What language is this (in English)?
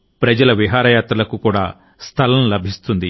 Telugu